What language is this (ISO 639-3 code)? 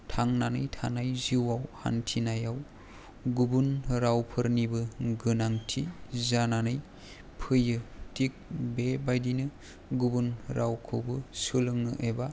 brx